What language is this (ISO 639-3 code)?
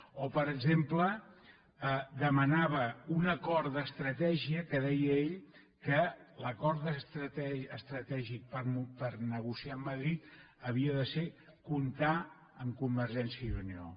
cat